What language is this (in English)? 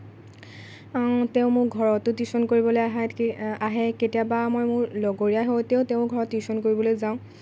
Assamese